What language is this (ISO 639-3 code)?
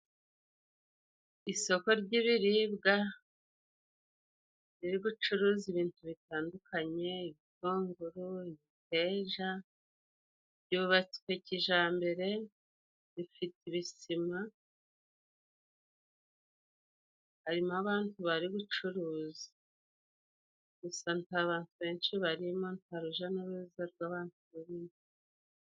kin